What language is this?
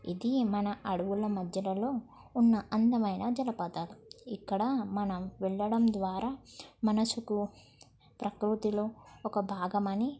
Telugu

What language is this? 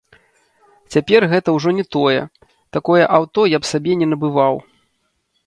Belarusian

